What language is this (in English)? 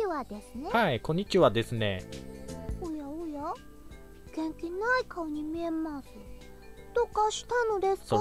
Japanese